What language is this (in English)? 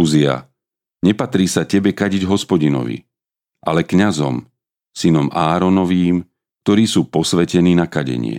Slovak